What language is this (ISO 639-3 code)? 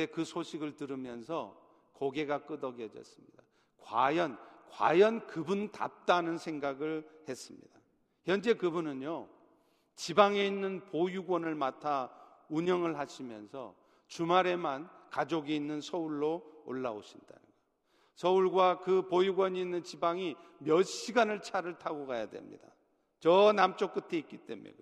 kor